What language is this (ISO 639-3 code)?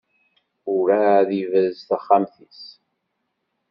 kab